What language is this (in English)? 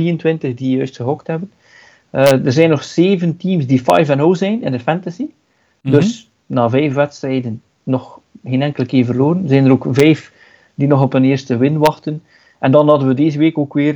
Dutch